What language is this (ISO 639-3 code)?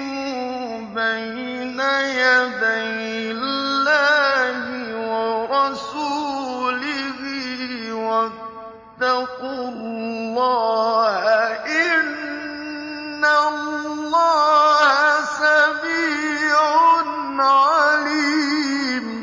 ara